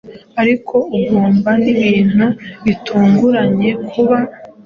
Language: Kinyarwanda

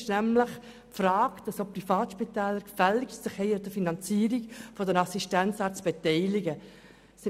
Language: Swiss German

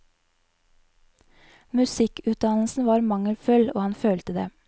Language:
Norwegian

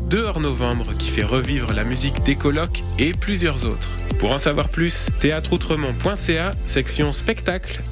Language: French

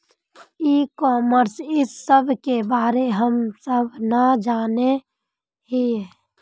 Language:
Magahi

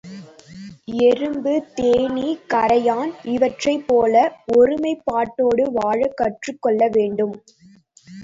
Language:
Tamil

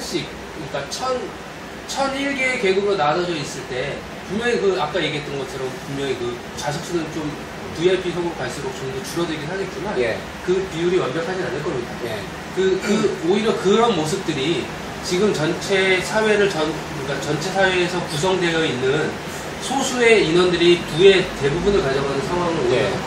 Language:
Korean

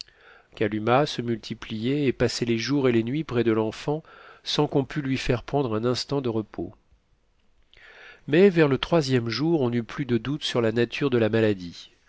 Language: French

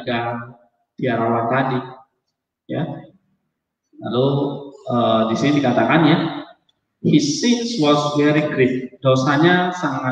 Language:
Indonesian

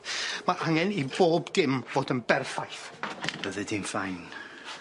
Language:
Welsh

